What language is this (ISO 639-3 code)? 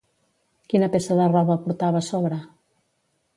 cat